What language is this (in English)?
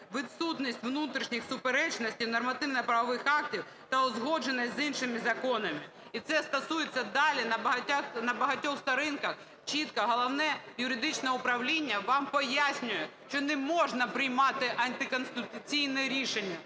Ukrainian